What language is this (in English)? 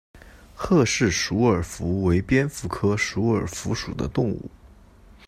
Chinese